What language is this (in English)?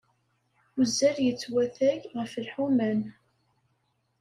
Kabyle